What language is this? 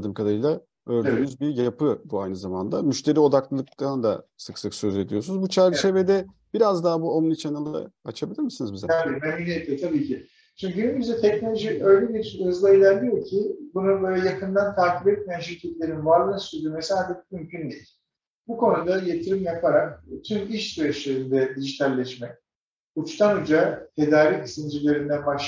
Turkish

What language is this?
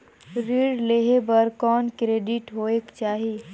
Chhattisgarhi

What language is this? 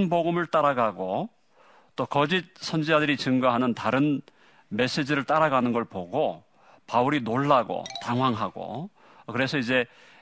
Korean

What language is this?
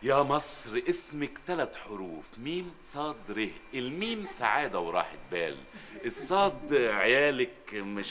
Arabic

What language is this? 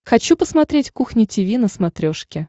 Russian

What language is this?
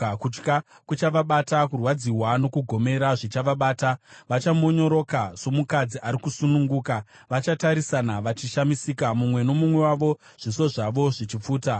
Shona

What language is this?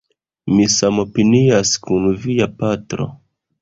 Esperanto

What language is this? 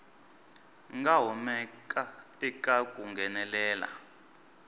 Tsonga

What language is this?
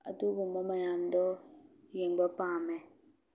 Manipuri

